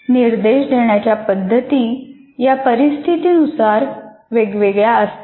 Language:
Marathi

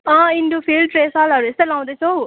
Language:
Nepali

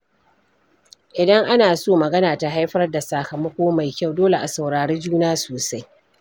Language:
Hausa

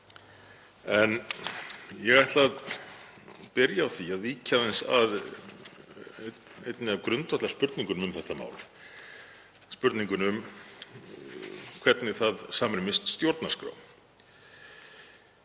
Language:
Icelandic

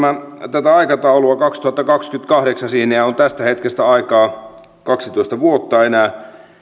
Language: Finnish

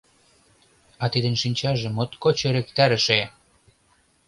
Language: Mari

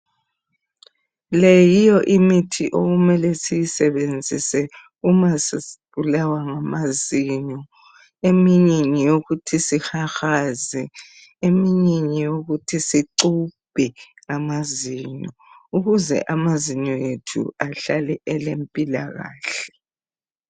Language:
North Ndebele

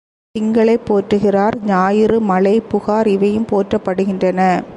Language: Tamil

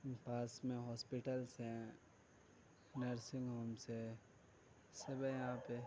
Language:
Urdu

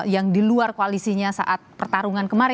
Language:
Indonesian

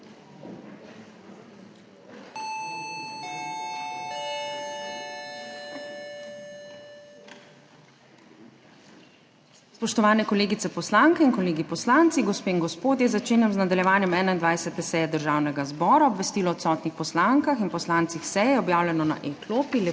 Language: Slovenian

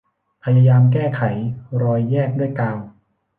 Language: Thai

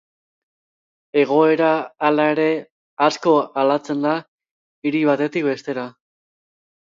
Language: Basque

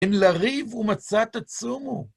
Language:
Hebrew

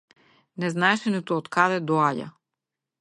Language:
Macedonian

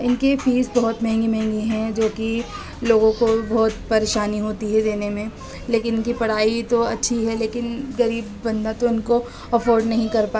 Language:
Urdu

